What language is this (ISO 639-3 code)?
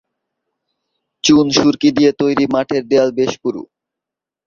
ben